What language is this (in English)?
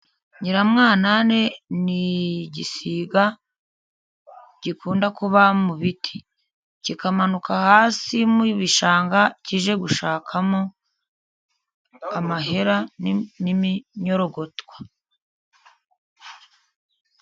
Kinyarwanda